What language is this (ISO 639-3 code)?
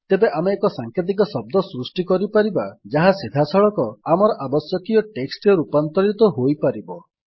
ori